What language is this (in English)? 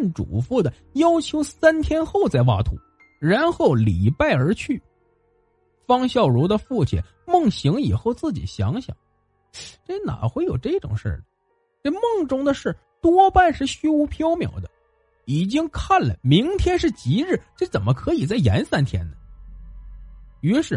Chinese